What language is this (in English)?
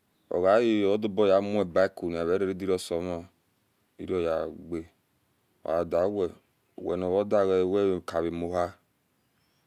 Esan